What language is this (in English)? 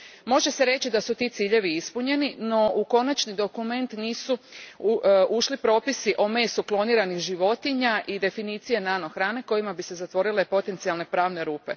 Croatian